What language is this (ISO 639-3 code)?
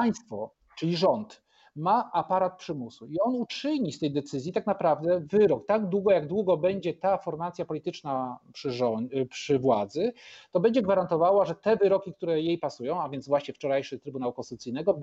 pol